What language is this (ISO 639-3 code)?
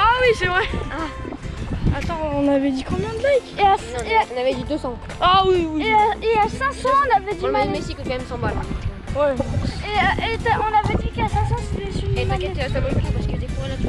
fra